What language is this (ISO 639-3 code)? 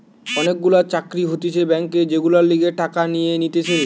ben